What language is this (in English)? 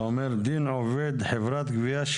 Hebrew